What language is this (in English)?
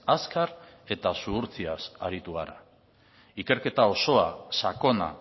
Basque